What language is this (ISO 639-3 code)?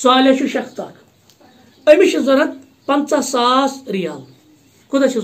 tur